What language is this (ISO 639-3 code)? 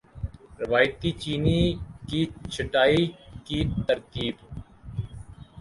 urd